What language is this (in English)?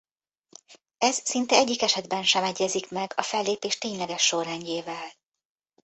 Hungarian